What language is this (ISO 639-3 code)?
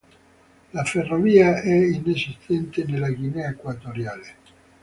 ita